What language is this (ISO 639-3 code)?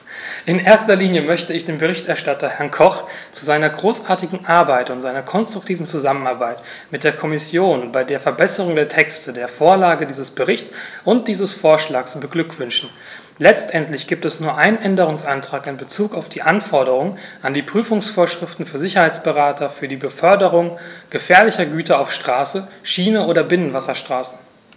deu